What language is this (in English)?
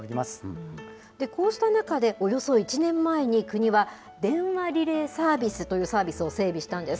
Japanese